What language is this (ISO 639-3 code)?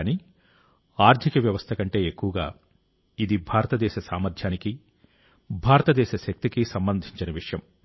tel